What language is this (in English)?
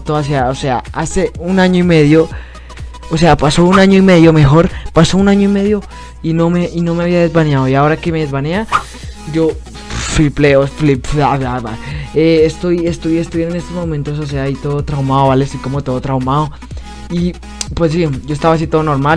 Spanish